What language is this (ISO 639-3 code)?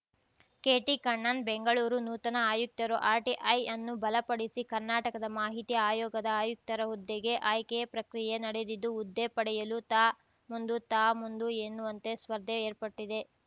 kan